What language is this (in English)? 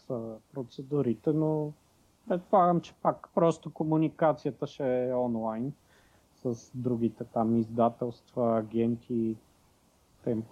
Bulgarian